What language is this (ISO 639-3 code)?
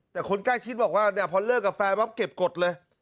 tha